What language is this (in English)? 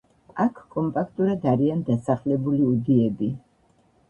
Georgian